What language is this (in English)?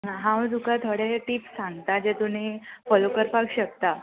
Konkani